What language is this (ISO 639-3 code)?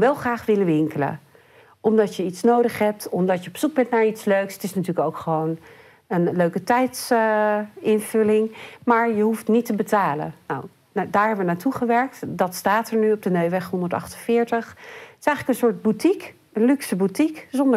nld